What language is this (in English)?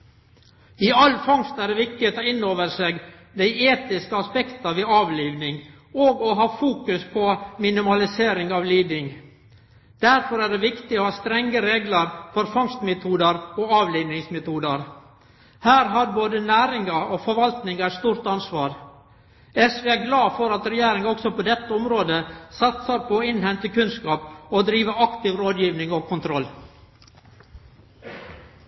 Norwegian Nynorsk